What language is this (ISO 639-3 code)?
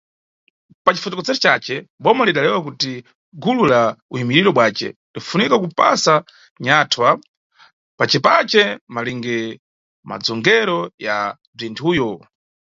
nyu